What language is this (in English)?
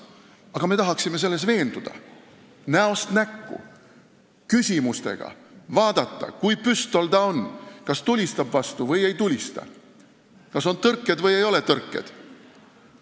Estonian